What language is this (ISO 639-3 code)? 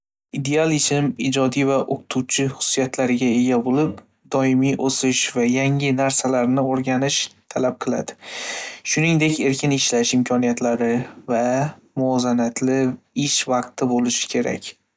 uzb